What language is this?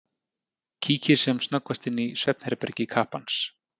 Icelandic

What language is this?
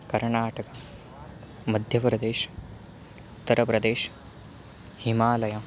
Sanskrit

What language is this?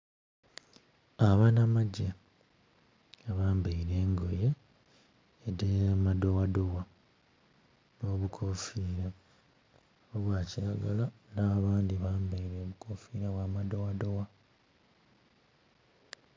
Soga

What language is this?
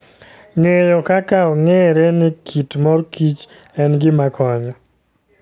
Luo (Kenya and Tanzania)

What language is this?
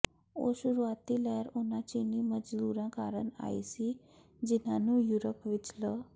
Punjabi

